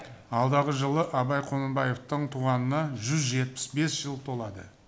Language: Kazakh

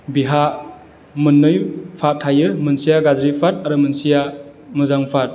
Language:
Bodo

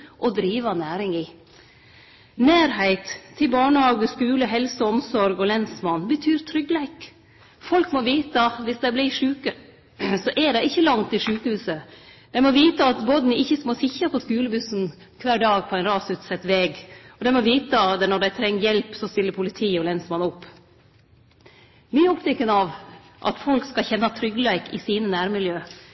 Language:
Norwegian Nynorsk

